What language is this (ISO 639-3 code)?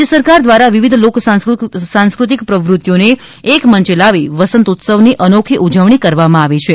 guj